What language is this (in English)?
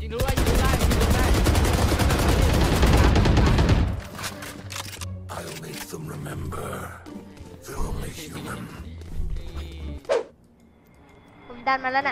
Thai